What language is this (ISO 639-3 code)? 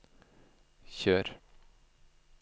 nor